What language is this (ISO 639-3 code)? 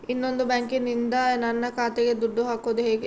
kan